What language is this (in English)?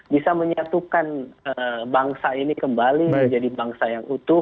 Indonesian